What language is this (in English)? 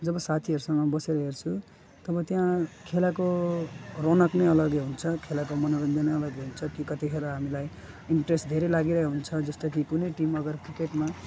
Nepali